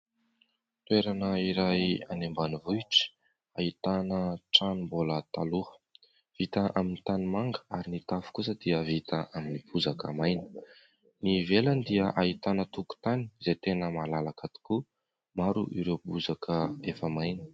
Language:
Malagasy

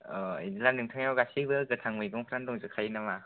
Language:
Bodo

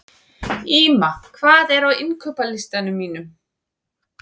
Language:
Icelandic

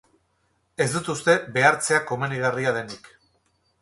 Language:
Basque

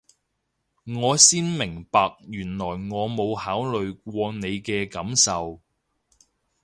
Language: Cantonese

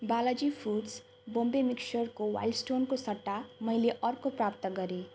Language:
Nepali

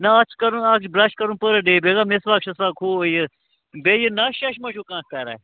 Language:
Kashmiri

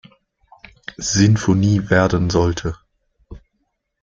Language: German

